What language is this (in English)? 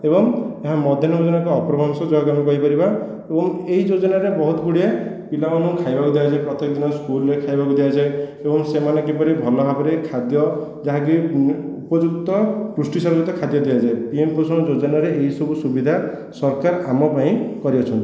Odia